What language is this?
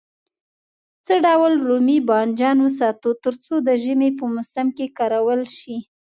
Pashto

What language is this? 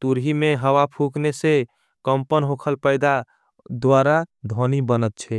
Angika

